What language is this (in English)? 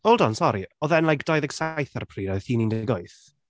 Welsh